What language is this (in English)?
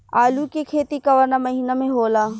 Bhojpuri